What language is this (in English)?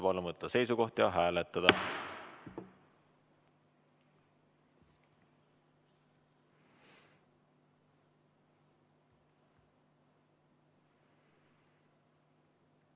Estonian